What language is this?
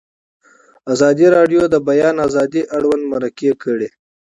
Pashto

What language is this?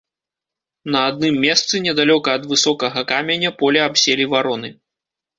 Belarusian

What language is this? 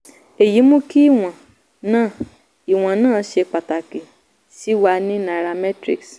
Yoruba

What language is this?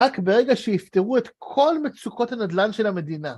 Hebrew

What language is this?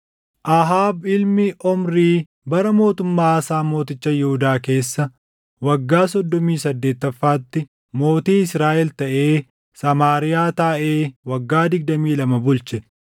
Oromo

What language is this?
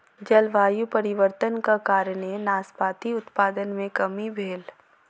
Maithili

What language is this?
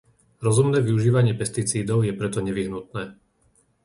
Slovak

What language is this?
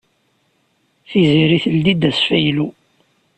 Kabyle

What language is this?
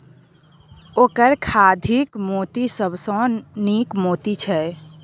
Maithili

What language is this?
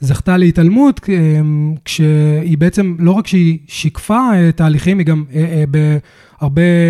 Hebrew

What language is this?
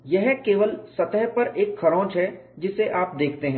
Hindi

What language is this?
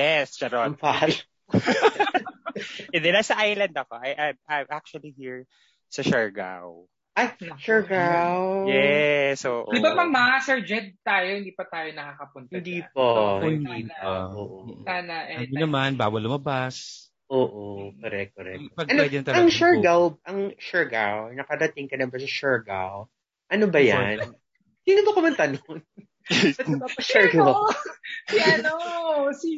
Filipino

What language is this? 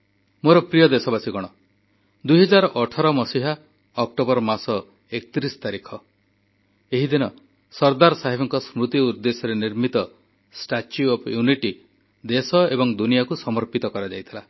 Odia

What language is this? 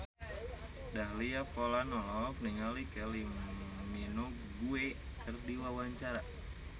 Sundanese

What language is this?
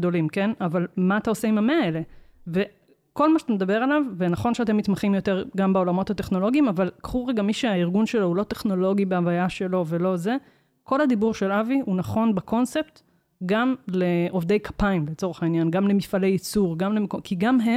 Hebrew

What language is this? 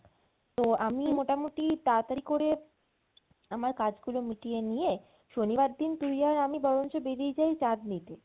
Bangla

